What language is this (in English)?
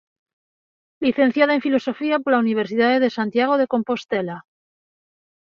Galician